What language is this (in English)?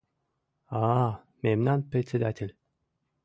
Mari